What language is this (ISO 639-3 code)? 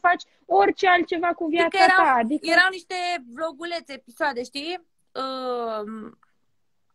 ron